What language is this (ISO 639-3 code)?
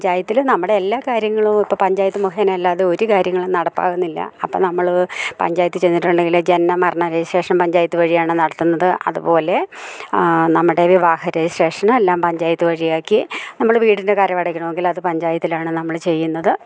mal